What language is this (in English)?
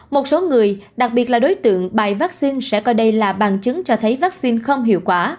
Vietnamese